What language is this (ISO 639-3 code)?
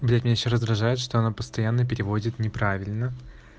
rus